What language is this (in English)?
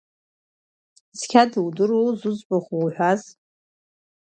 Abkhazian